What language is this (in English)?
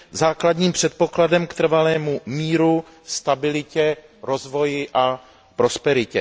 Czech